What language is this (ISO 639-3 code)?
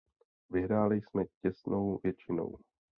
ces